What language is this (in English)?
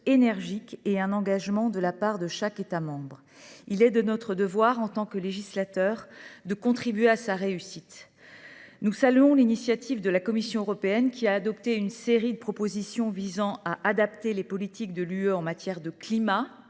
French